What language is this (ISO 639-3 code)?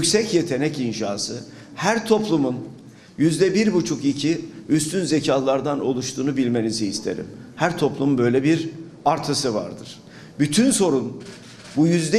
tur